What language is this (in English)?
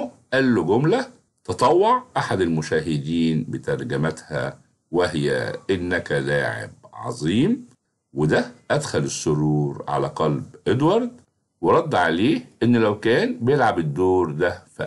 Arabic